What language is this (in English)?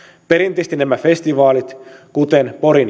Finnish